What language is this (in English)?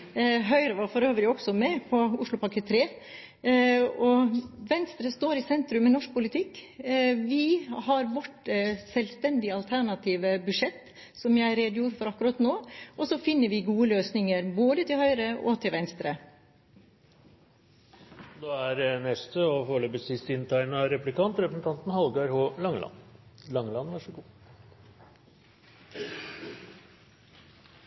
Norwegian